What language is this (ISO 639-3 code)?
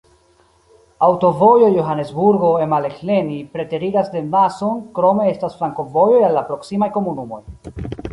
epo